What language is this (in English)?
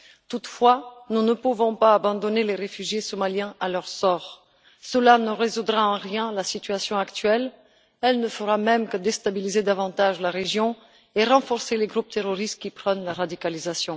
French